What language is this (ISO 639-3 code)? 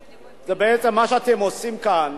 heb